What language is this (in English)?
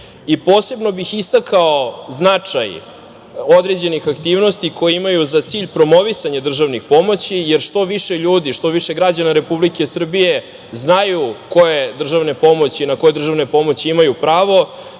Serbian